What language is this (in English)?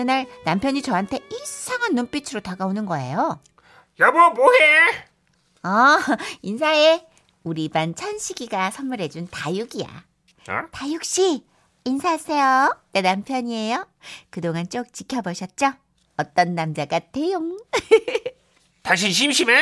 Korean